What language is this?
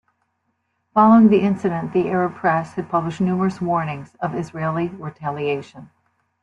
English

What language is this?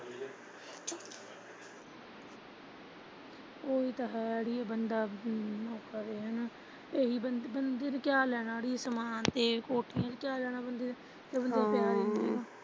Punjabi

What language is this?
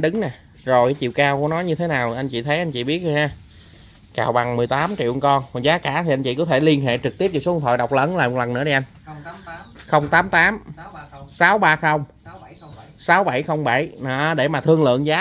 Vietnamese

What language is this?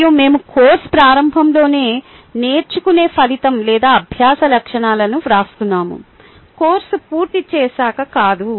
Telugu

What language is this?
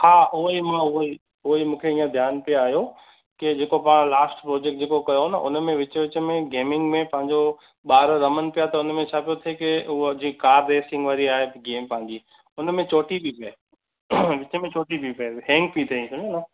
Sindhi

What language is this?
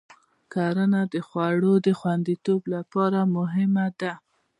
Pashto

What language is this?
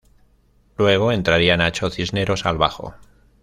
Spanish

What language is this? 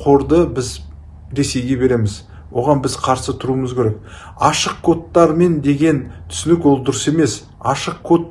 Kazakh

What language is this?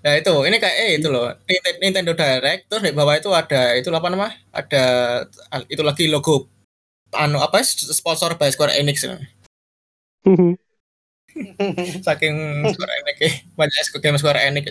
Indonesian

